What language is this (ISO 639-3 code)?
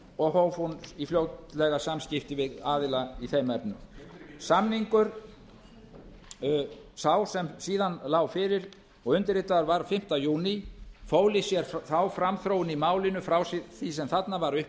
isl